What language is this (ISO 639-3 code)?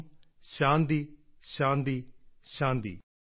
mal